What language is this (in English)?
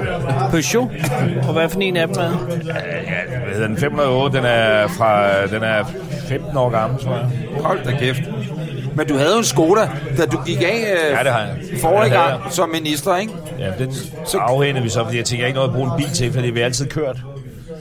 Danish